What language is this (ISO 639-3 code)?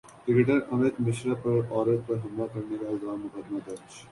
urd